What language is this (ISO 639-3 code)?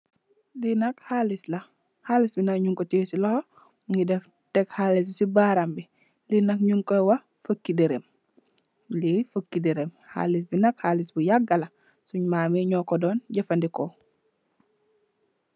wol